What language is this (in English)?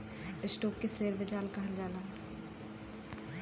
Bhojpuri